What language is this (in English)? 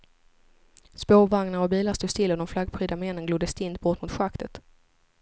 Swedish